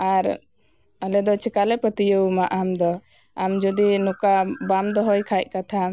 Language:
Santali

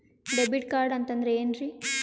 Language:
Kannada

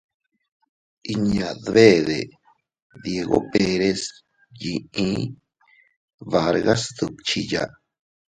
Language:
Teutila Cuicatec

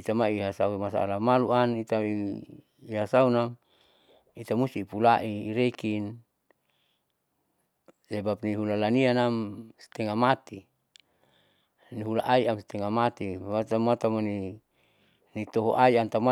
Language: Saleman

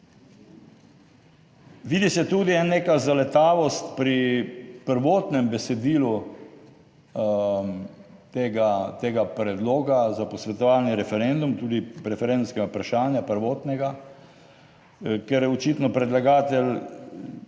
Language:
Slovenian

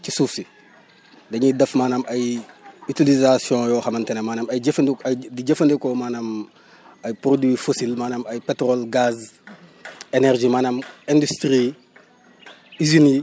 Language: Wolof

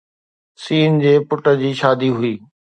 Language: Sindhi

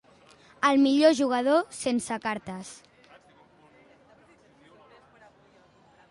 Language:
Catalan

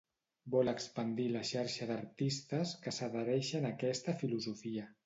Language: Catalan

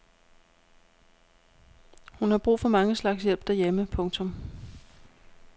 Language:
Danish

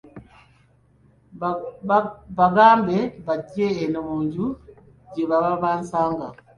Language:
Ganda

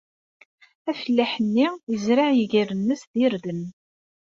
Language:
Kabyle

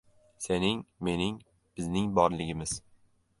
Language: Uzbek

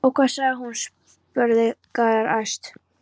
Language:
Icelandic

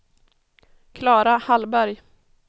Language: Swedish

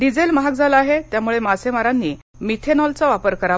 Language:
Marathi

